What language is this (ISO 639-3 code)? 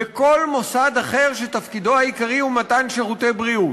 heb